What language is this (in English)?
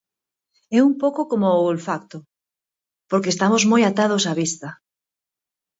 Galician